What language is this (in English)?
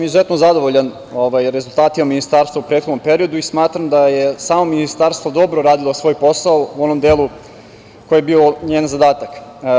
Serbian